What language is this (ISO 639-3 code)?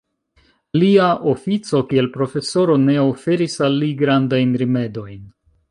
epo